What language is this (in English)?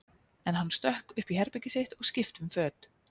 Icelandic